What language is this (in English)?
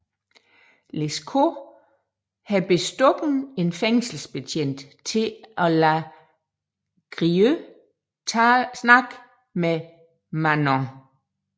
Danish